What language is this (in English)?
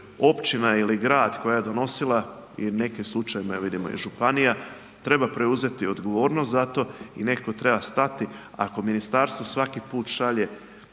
Croatian